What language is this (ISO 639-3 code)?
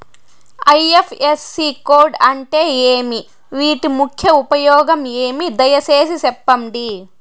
tel